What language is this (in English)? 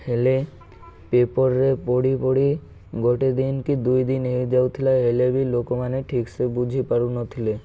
Odia